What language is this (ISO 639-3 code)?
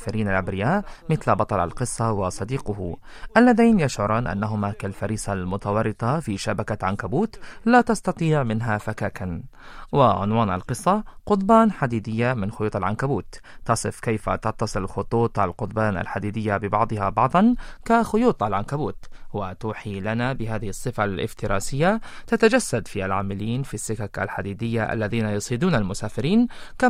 ara